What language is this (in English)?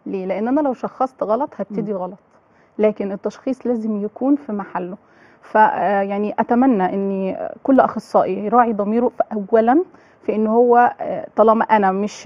Arabic